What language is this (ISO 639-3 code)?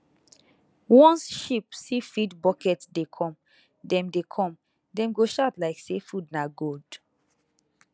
pcm